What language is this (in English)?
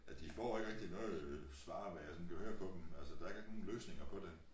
Danish